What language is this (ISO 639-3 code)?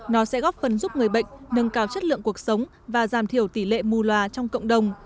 vie